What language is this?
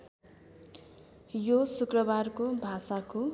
Nepali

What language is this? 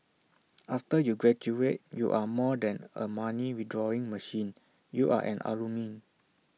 English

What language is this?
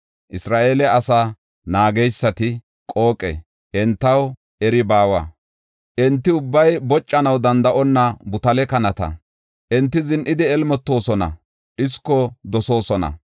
Gofa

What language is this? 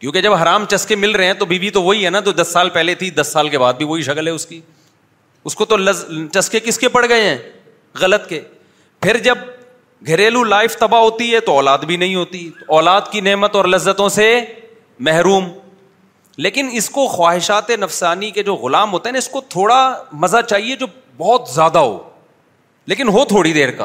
Urdu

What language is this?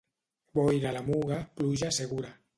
Catalan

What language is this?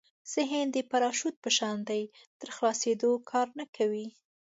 Pashto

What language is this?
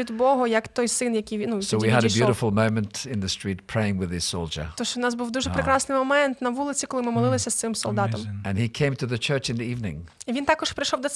Ukrainian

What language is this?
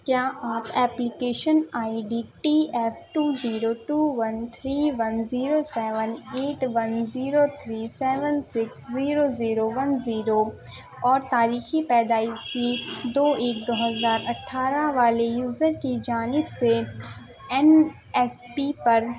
Urdu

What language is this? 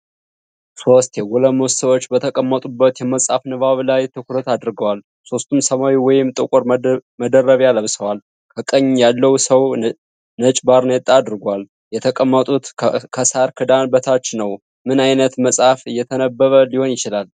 Amharic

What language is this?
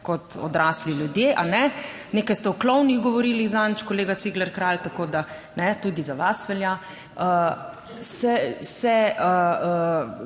Slovenian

